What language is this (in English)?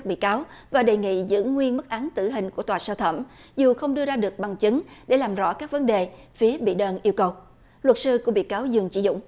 Vietnamese